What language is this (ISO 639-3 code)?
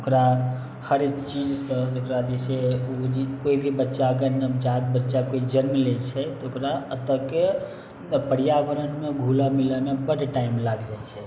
mai